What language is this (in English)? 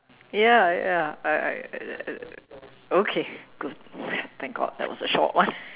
English